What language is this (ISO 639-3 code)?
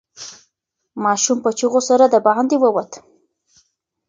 pus